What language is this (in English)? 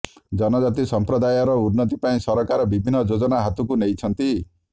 Odia